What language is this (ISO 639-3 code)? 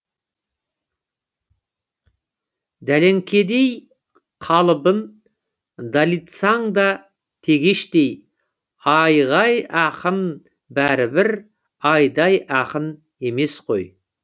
kaz